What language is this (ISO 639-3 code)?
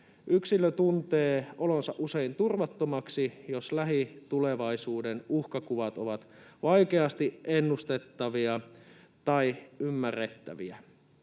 fin